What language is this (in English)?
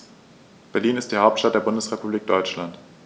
German